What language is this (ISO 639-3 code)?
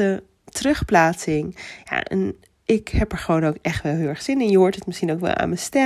nld